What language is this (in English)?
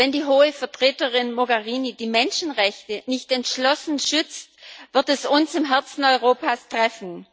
German